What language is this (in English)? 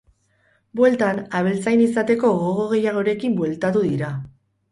Basque